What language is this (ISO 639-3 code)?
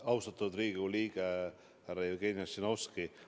est